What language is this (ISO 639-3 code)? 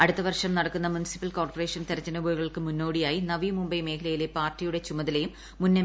mal